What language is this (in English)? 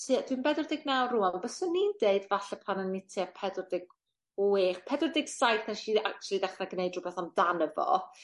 Welsh